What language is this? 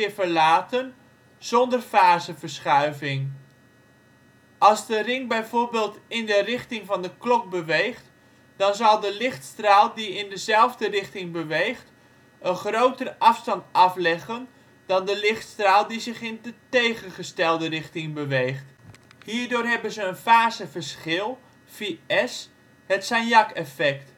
Dutch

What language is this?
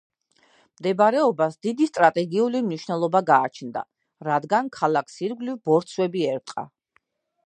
Georgian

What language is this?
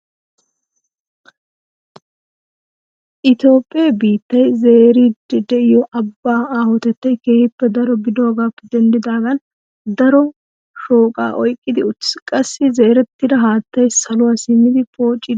Wolaytta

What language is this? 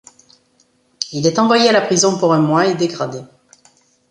French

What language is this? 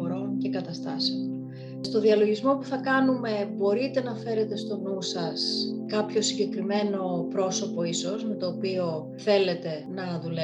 Greek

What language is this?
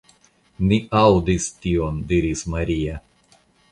Esperanto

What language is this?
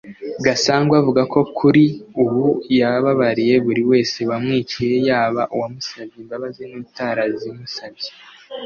Kinyarwanda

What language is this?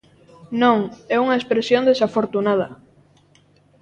Galician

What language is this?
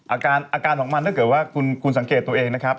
Thai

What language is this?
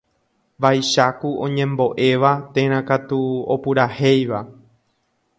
Guarani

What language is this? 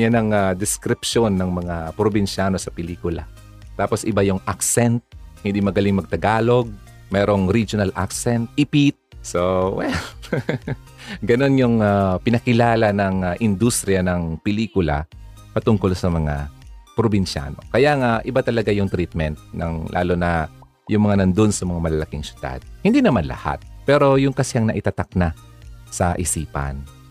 Filipino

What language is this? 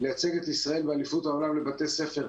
Hebrew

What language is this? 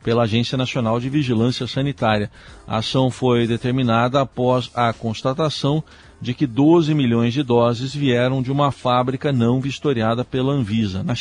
Portuguese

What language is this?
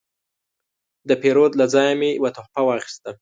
Pashto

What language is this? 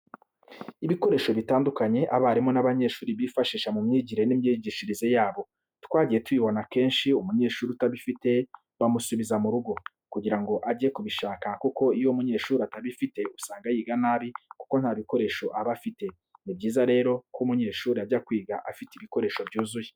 Kinyarwanda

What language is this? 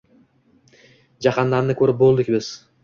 Uzbek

